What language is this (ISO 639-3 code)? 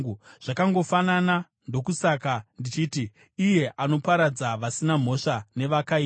sna